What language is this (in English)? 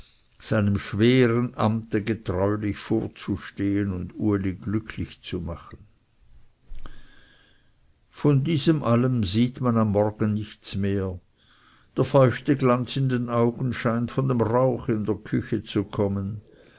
German